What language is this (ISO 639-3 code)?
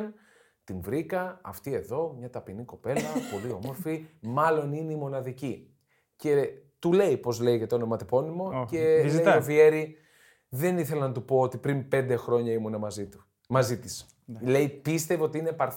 ell